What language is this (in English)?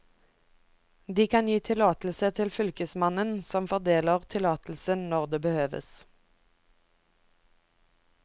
Norwegian